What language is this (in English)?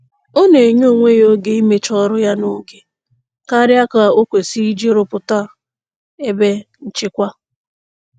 Igbo